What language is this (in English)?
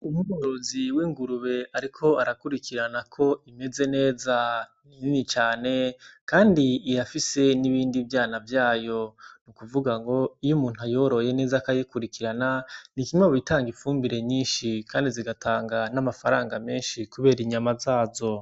Rundi